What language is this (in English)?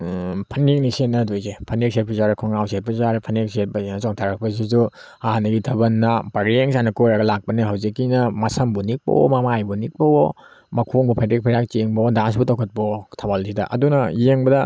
Manipuri